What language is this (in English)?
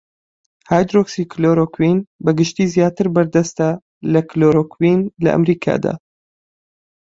Central Kurdish